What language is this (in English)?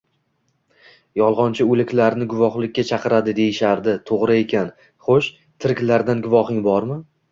Uzbek